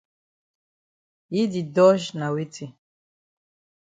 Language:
Cameroon Pidgin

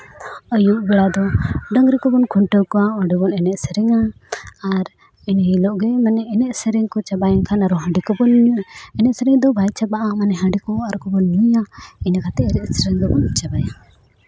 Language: Santali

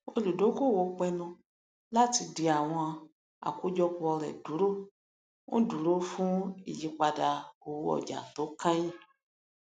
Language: Yoruba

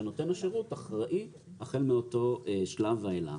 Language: Hebrew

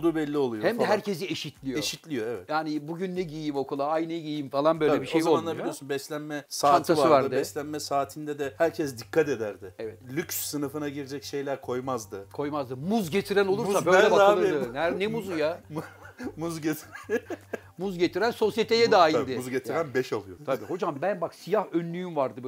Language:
Turkish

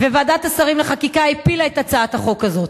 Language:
Hebrew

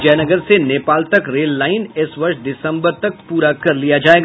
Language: Hindi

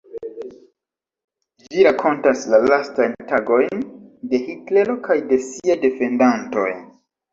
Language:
Esperanto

